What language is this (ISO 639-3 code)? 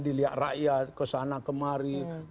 ind